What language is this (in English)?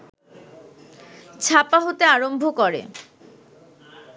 Bangla